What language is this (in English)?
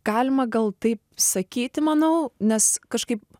Lithuanian